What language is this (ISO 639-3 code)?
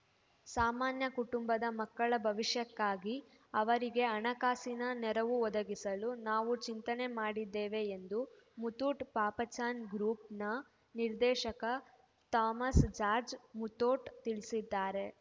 kan